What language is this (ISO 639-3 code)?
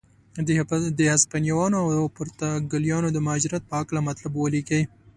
pus